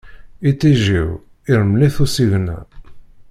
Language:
Kabyle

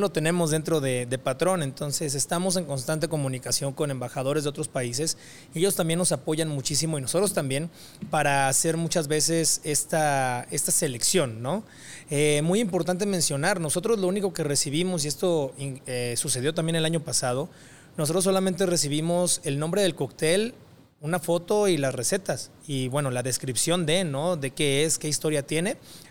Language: Spanish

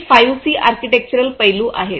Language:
Marathi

